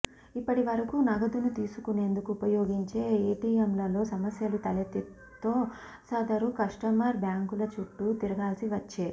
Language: Telugu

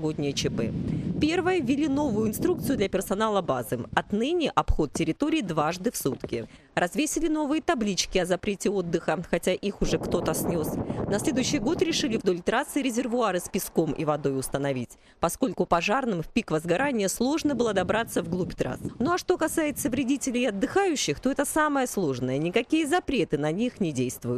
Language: Russian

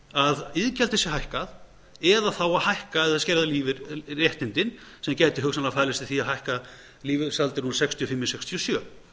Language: Icelandic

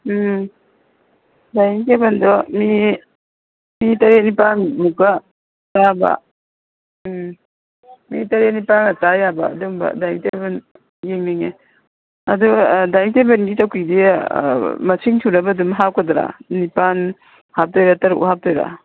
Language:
Manipuri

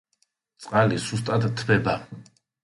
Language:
Georgian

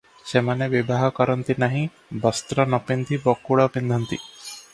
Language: Odia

